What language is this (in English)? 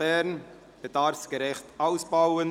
Swiss German